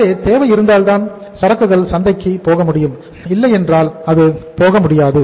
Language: Tamil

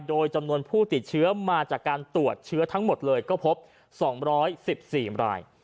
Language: Thai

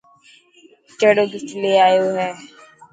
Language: Dhatki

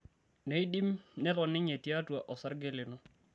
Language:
Masai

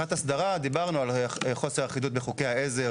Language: Hebrew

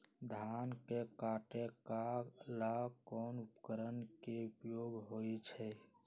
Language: Magahi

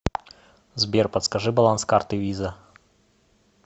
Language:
Russian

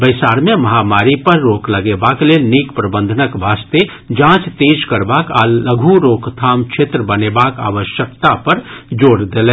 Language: Maithili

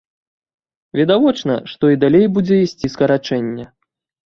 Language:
Belarusian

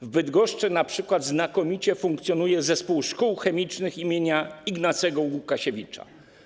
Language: Polish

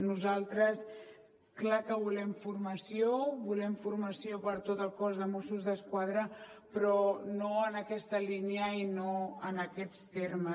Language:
Catalan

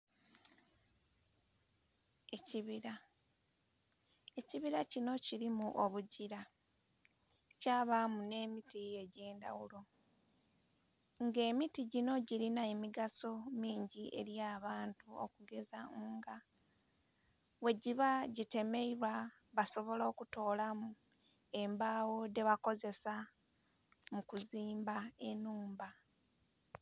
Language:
Soga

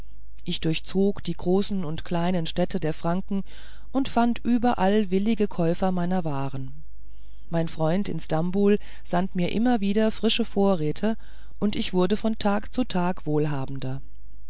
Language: German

